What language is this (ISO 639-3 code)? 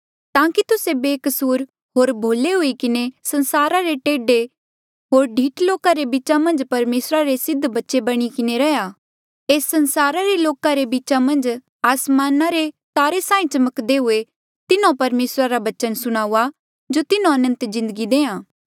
mjl